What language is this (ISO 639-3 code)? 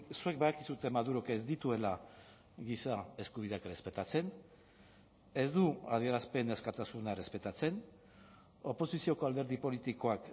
eus